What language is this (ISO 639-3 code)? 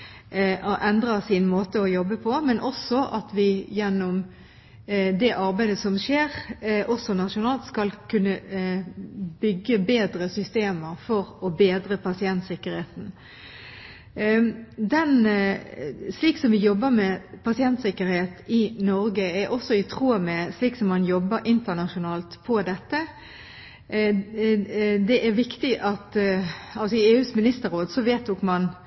nob